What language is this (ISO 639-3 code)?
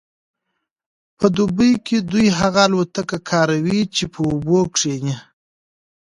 pus